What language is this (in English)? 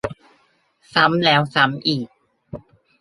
Thai